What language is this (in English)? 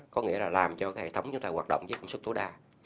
Vietnamese